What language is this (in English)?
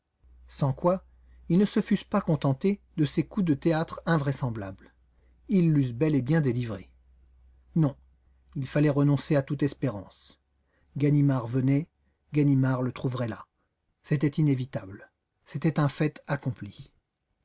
French